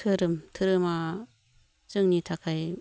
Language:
Bodo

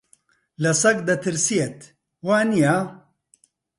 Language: Central Kurdish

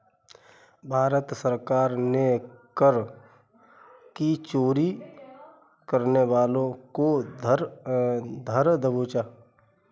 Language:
Hindi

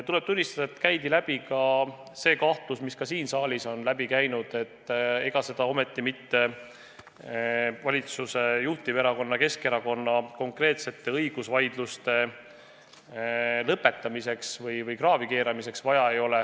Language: Estonian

